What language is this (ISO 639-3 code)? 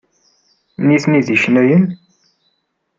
kab